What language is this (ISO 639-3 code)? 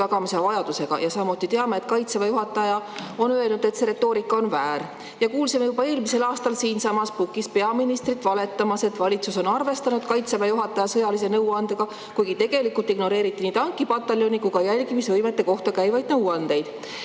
est